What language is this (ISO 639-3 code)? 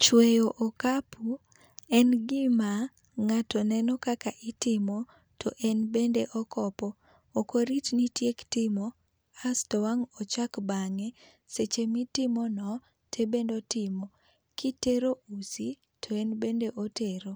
luo